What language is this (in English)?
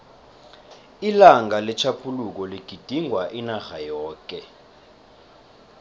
South Ndebele